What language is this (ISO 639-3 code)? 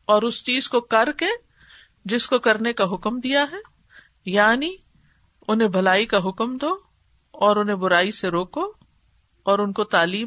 urd